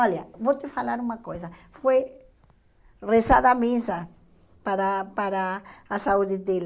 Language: Portuguese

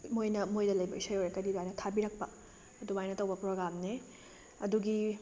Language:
Manipuri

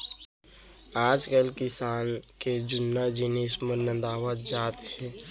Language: Chhattisgarhi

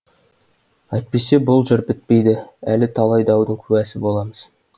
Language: Kazakh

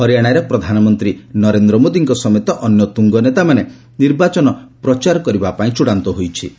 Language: Odia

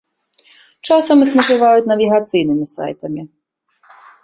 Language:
Belarusian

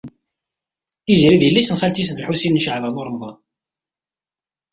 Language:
Kabyle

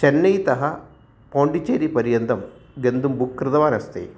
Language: Sanskrit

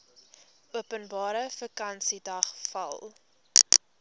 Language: Afrikaans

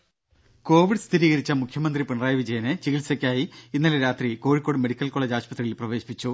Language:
Malayalam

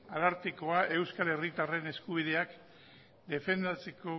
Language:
Basque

